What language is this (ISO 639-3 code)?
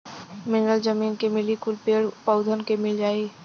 bho